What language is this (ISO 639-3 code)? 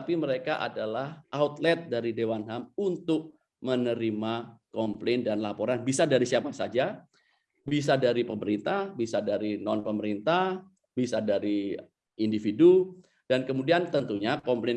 ind